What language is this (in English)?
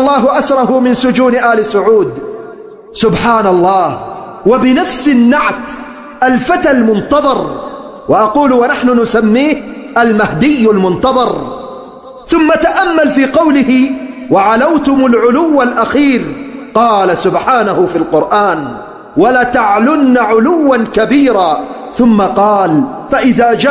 Arabic